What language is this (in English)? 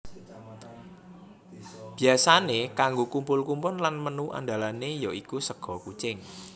Javanese